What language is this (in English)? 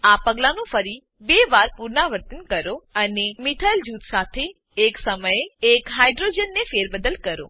Gujarati